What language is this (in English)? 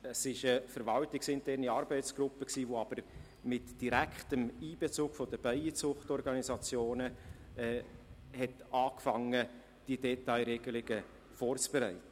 Swiss German